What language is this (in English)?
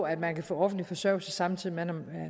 Danish